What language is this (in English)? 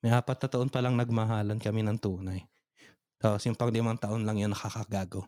Filipino